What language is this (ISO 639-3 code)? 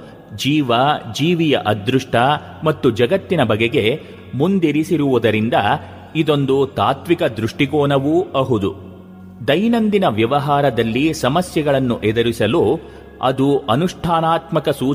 kan